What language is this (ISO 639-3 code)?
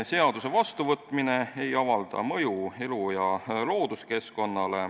est